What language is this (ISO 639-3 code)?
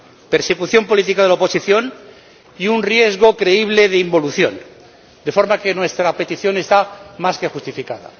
spa